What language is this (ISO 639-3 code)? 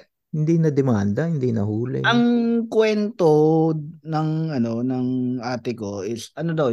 fil